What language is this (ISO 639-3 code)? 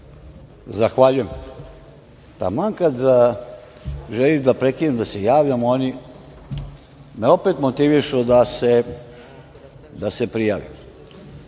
srp